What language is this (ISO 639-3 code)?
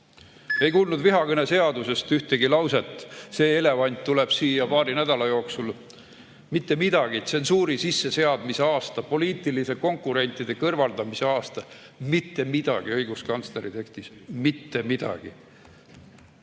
est